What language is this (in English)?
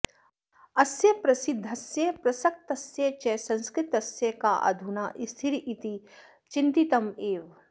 Sanskrit